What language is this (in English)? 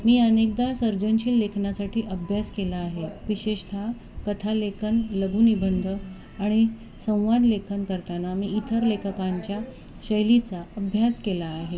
Marathi